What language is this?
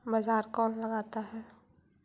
Magahi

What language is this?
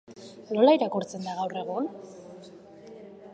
Basque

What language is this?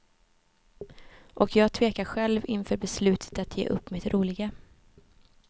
Swedish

